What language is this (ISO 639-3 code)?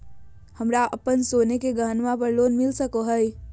mag